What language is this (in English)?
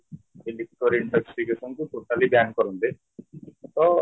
Odia